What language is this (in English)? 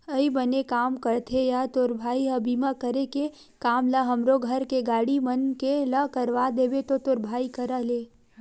Chhattisgarhi